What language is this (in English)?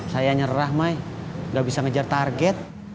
Indonesian